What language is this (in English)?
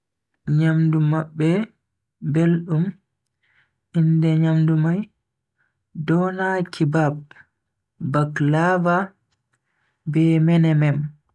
Bagirmi Fulfulde